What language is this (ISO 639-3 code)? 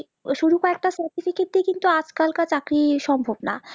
ben